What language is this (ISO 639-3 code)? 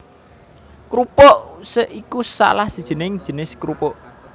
jav